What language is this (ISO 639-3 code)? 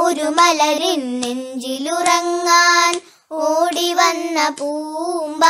mal